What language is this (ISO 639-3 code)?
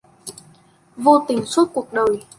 vie